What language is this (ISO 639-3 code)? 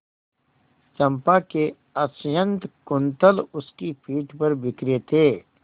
hin